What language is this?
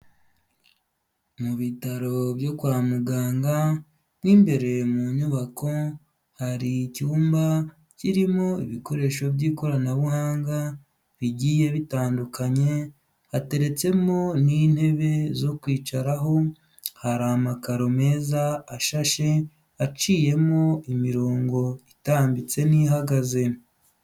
Kinyarwanda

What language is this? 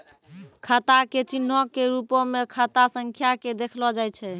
Maithili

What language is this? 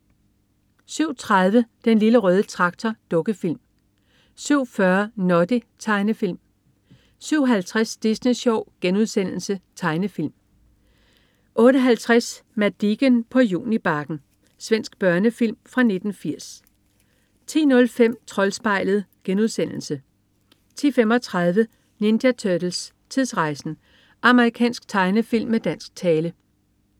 Danish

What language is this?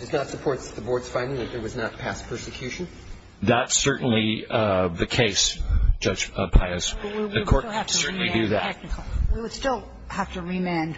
English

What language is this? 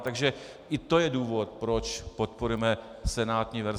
Czech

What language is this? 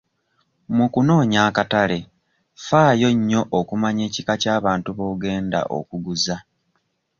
Ganda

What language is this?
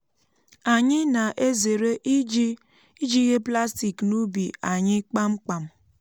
Igbo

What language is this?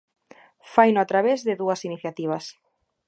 Galician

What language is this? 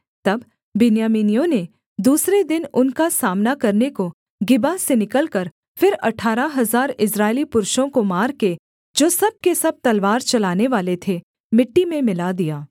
Hindi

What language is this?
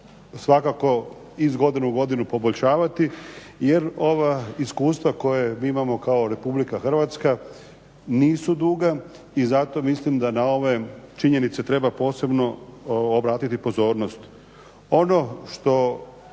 Croatian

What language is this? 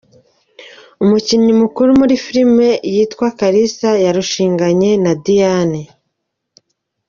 Kinyarwanda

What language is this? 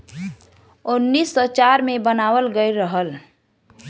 Bhojpuri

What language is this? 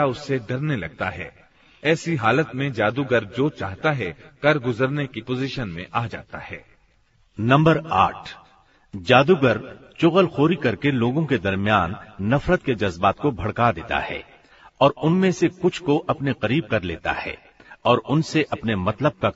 Hindi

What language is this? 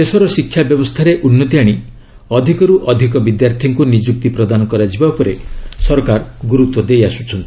Odia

